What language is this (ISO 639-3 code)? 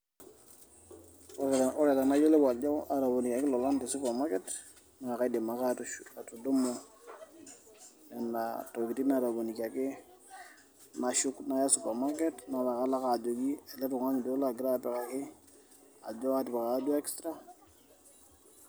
mas